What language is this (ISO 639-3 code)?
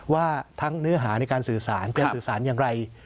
tha